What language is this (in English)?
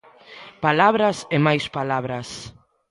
Galician